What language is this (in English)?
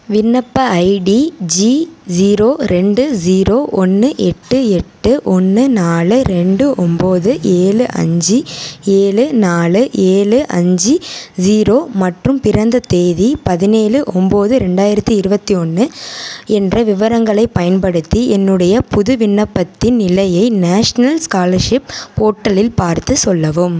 Tamil